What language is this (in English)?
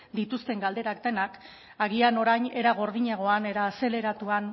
Basque